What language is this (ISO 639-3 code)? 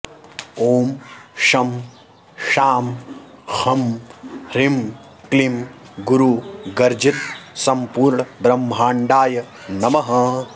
san